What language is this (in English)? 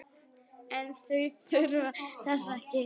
Icelandic